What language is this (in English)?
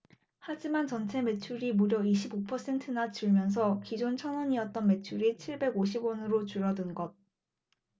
Korean